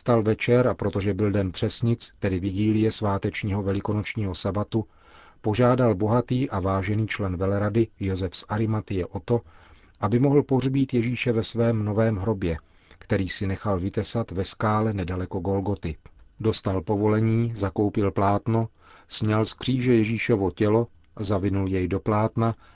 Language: Czech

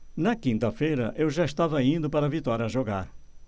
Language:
Portuguese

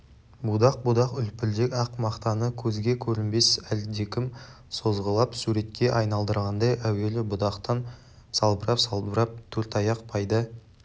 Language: Kazakh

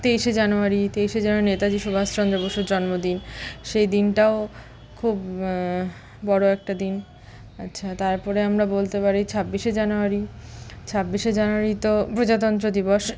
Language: Bangla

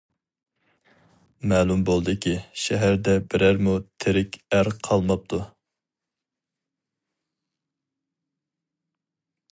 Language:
Uyghur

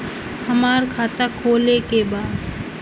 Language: Bhojpuri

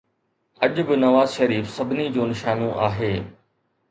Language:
Sindhi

